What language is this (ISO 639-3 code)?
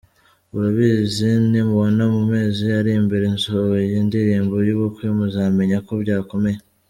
kin